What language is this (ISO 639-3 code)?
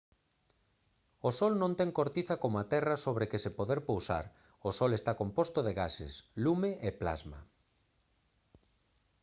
glg